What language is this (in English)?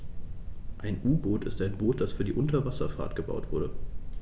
German